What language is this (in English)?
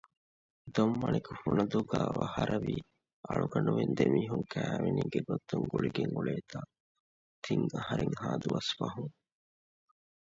Divehi